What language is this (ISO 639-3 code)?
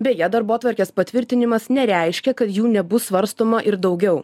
lit